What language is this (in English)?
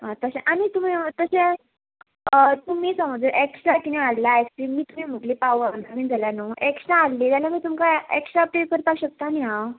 Konkani